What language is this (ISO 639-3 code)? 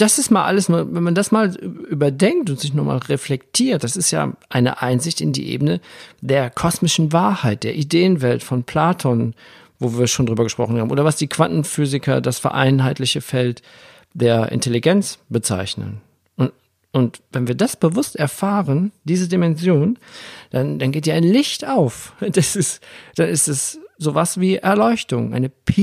deu